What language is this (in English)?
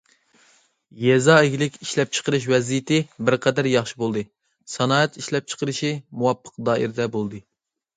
Uyghur